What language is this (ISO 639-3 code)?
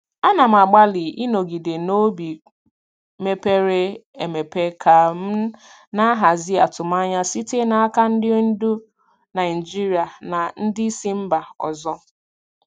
ibo